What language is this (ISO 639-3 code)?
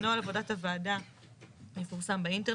heb